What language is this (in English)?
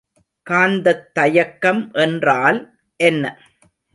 Tamil